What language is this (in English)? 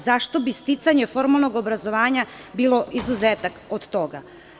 Serbian